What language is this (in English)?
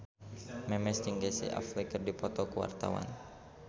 Sundanese